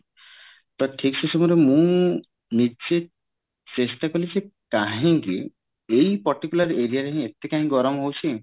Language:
Odia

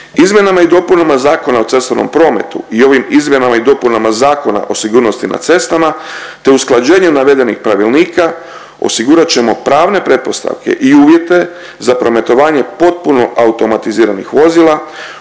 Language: Croatian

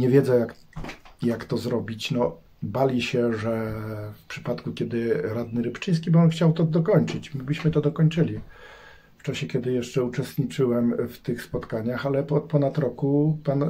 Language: Polish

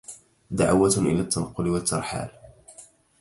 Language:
Arabic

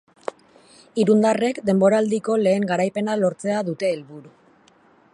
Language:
Basque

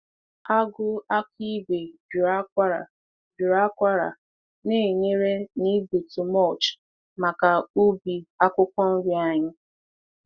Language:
Igbo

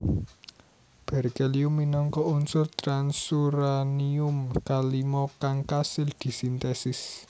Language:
Javanese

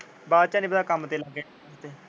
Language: Punjabi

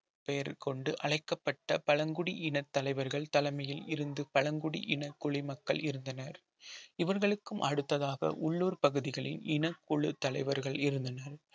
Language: Tamil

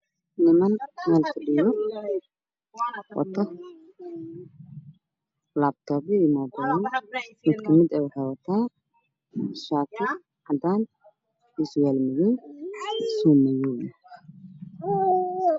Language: Somali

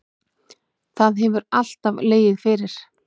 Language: Icelandic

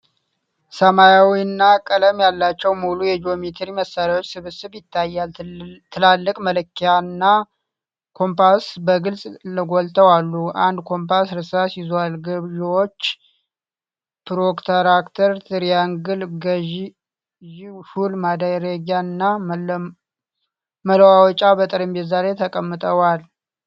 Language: Amharic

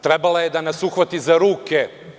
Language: Serbian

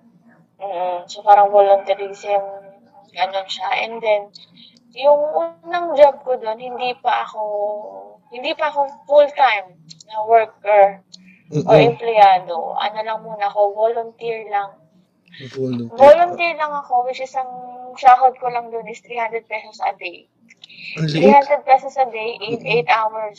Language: Filipino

